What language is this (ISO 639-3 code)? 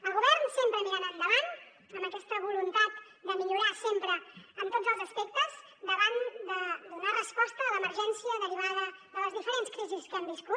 cat